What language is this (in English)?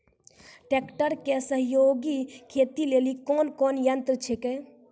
Maithili